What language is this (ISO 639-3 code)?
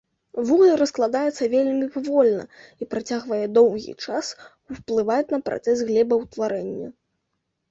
bel